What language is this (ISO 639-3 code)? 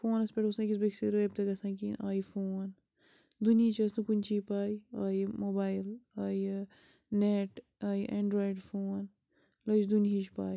kas